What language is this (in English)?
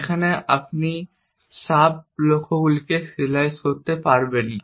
Bangla